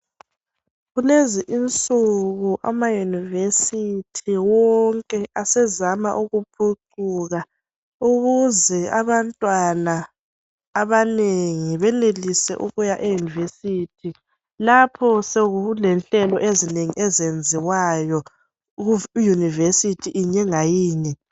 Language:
North Ndebele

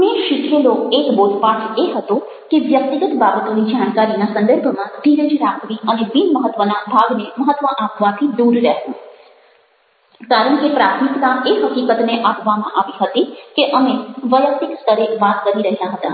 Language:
Gujarati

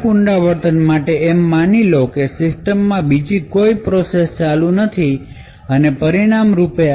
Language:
Gujarati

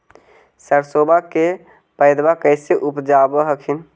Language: Magahi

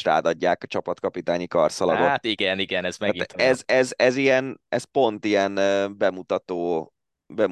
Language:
Hungarian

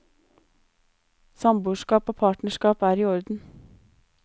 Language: Norwegian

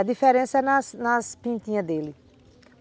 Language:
Portuguese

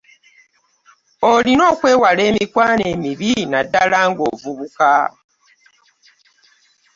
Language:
Ganda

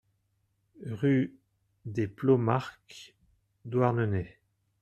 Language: French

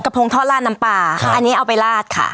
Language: Thai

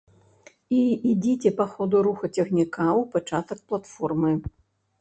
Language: Belarusian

